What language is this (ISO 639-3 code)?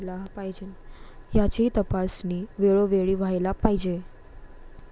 mar